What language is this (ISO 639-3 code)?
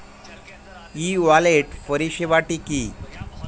ben